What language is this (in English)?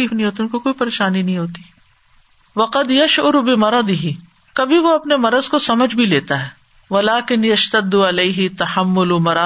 Urdu